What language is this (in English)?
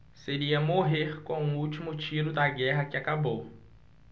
Portuguese